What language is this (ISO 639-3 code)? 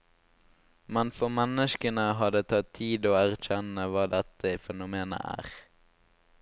nor